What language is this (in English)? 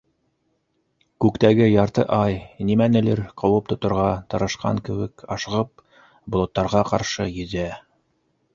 Bashkir